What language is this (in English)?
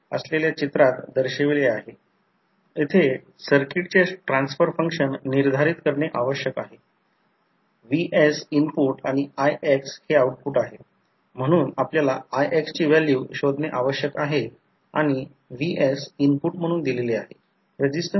Marathi